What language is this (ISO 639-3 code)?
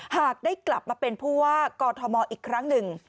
tha